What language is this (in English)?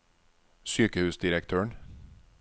Norwegian